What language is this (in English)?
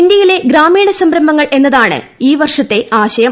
Malayalam